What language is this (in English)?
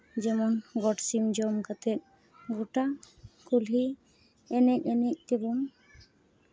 Santali